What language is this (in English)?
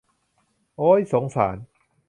Thai